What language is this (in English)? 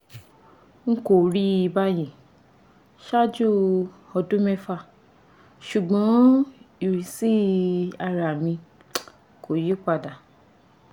Yoruba